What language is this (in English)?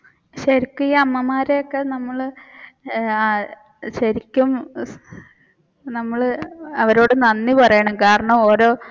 Malayalam